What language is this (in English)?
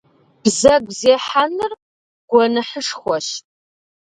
Kabardian